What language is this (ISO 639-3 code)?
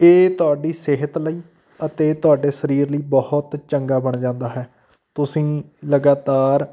pan